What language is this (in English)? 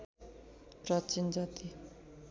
Nepali